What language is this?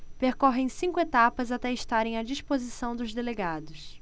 Portuguese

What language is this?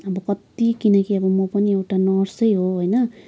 Nepali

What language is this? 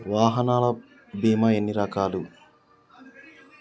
Telugu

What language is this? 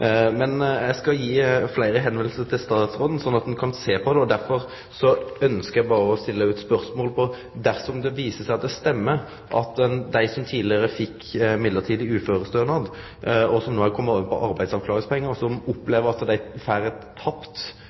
Norwegian Nynorsk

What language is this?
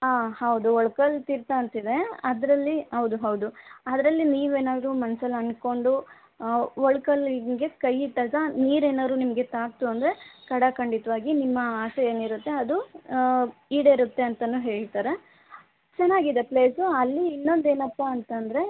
Kannada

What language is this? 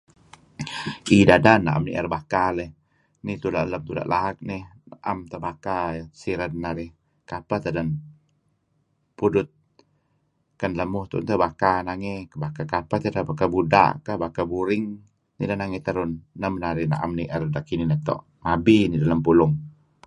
Kelabit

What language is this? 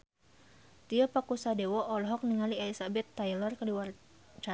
Sundanese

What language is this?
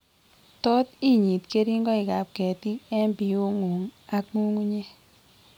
Kalenjin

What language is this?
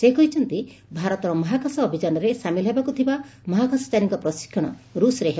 Odia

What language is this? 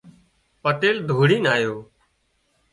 Wadiyara Koli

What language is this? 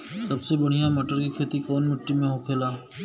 Bhojpuri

